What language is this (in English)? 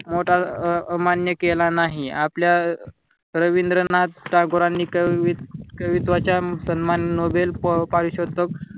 Marathi